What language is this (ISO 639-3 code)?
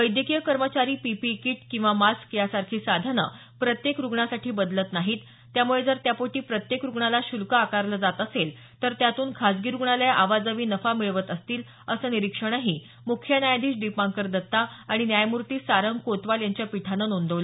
mar